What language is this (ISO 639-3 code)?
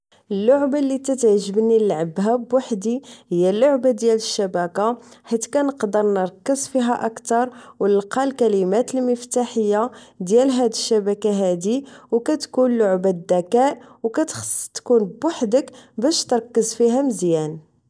ary